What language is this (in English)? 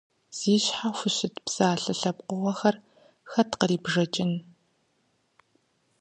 Kabardian